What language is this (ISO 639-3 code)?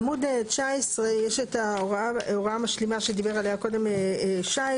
heb